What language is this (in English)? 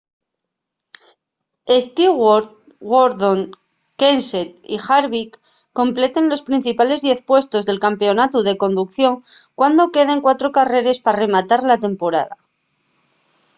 Asturian